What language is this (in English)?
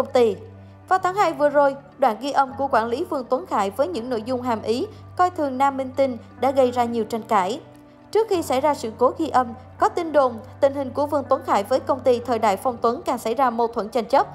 Vietnamese